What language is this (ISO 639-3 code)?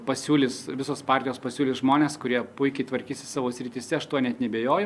lit